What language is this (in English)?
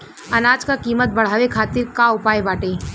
Bhojpuri